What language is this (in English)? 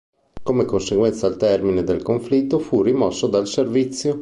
Italian